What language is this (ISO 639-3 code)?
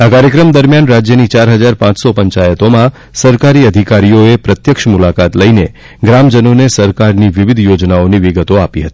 guj